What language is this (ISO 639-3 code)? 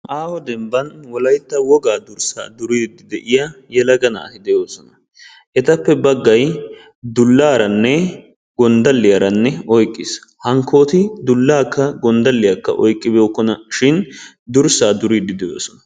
wal